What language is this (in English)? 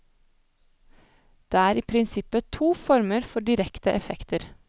Norwegian